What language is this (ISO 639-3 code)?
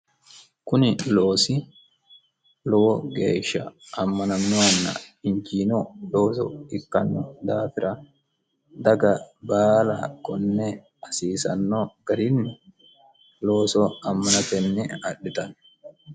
sid